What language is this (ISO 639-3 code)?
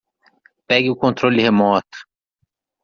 por